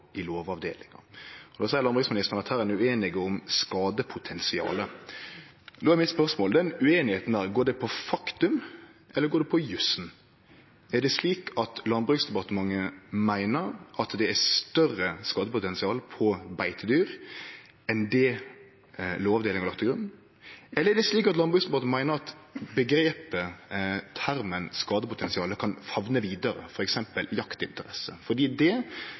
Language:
Norwegian Nynorsk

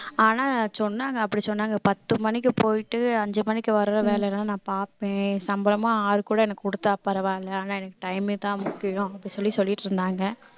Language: Tamil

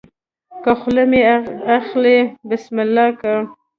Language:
Pashto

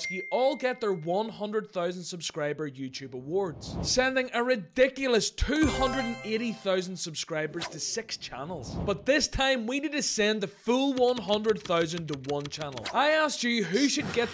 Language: English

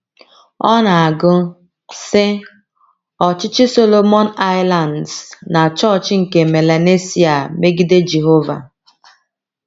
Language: Igbo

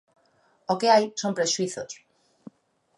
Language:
Galician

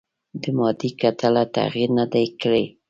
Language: Pashto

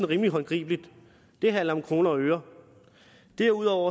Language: Danish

